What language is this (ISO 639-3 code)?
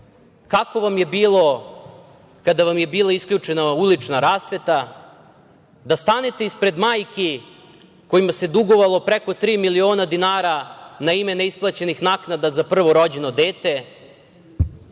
srp